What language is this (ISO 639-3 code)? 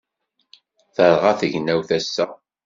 kab